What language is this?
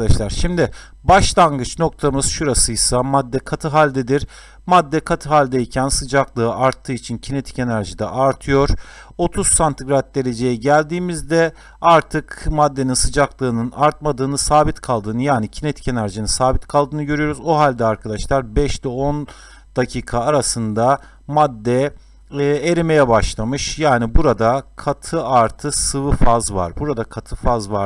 Turkish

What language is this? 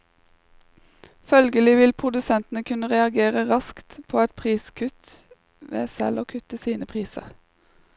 Norwegian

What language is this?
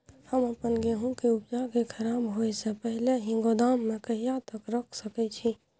Maithili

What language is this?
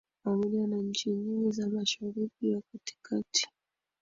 Swahili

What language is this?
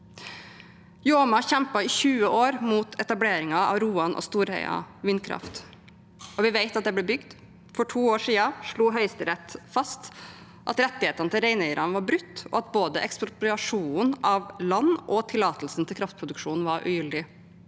Norwegian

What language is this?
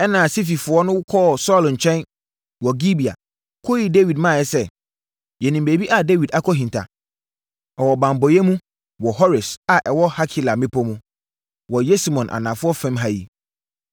Akan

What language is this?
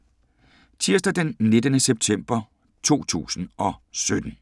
Danish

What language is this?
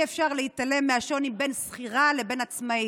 Hebrew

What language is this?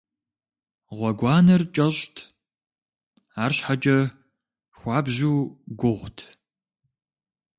Kabardian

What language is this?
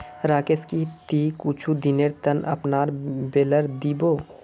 Magahi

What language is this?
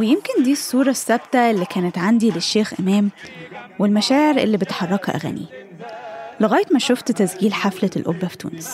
Arabic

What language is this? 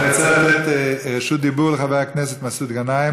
Hebrew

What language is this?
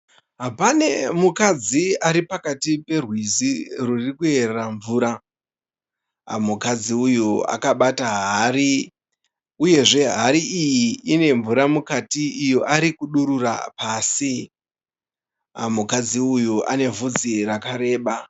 Shona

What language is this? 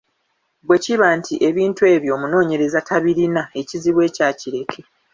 Ganda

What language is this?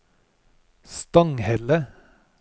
Norwegian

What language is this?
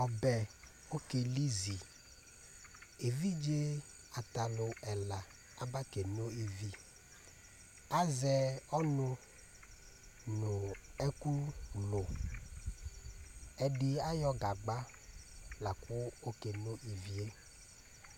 Ikposo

